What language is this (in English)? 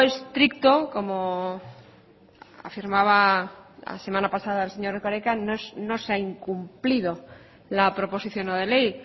Spanish